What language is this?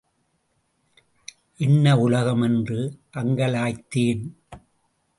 Tamil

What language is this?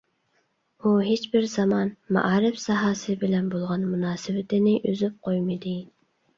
Uyghur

